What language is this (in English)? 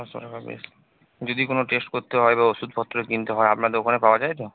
Bangla